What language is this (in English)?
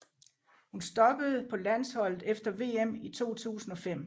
Danish